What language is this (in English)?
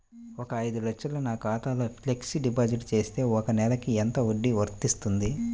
Telugu